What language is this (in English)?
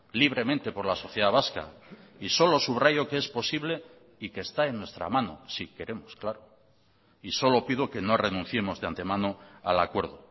Spanish